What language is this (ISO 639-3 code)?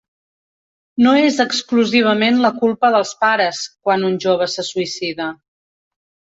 cat